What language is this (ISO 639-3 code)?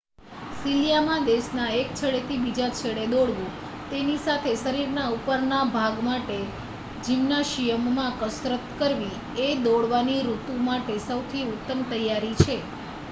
guj